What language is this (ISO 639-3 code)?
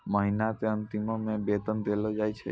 mai